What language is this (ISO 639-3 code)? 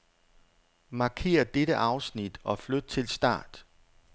dan